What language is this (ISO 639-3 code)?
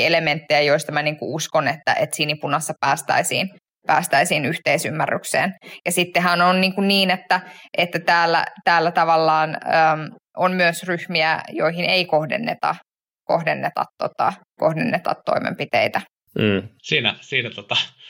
fin